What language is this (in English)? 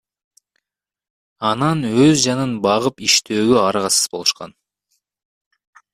Kyrgyz